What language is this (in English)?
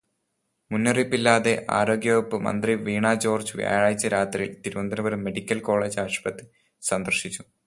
Malayalam